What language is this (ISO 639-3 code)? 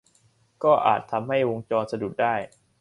tha